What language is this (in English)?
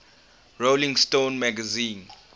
English